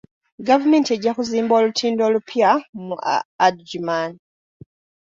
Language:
Ganda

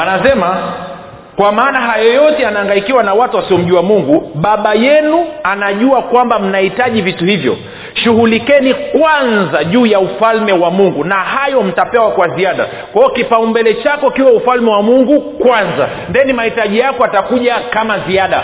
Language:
Swahili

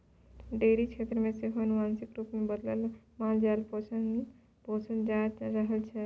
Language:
Maithili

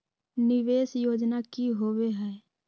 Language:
Magahi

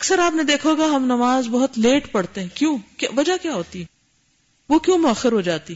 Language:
Urdu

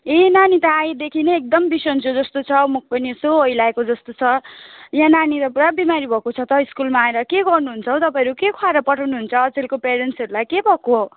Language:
Nepali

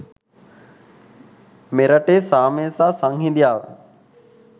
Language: Sinhala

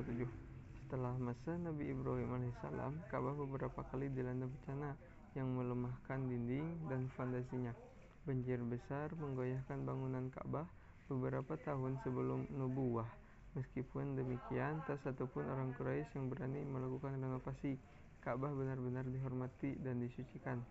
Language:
Indonesian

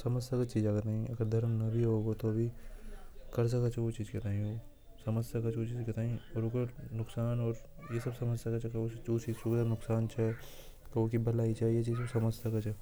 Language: Hadothi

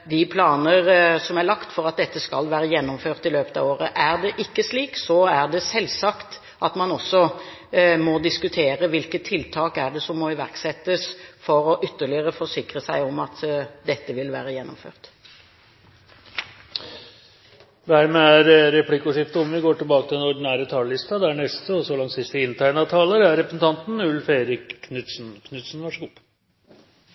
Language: Norwegian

